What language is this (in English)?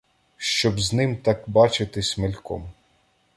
Ukrainian